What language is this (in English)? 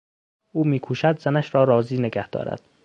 Persian